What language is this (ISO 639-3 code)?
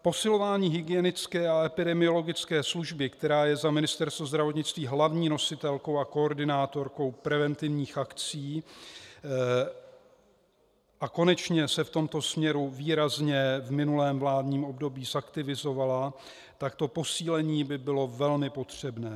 ces